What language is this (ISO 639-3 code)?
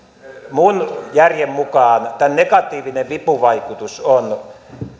fin